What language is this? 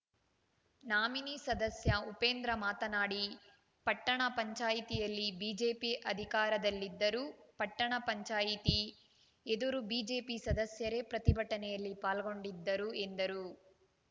Kannada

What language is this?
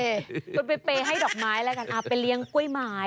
Thai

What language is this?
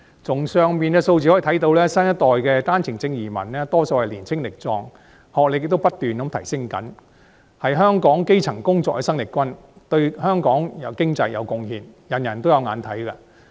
Cantonese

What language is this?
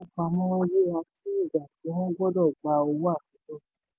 Yoruba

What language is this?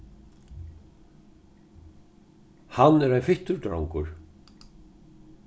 Faroese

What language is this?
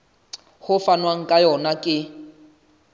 Southern Sotho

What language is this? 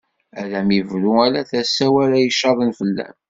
Kabyle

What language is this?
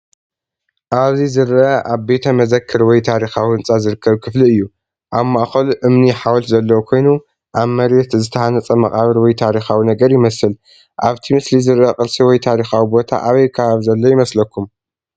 Tigrinya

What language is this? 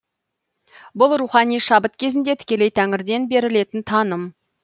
Kazakh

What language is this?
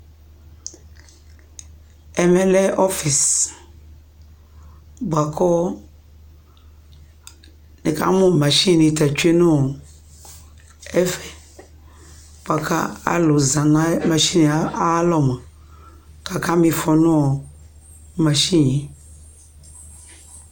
Ikposo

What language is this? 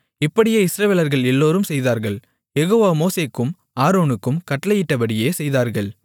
Tamil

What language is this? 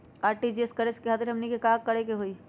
Magahi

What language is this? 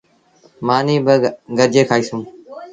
Sindhi Bhil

